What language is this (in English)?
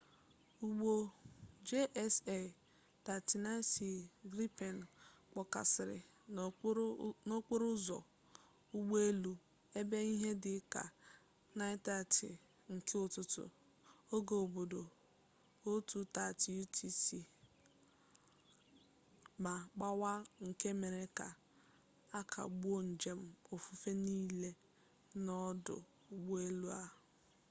Igbo